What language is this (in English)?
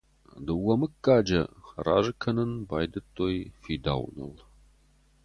Ossetic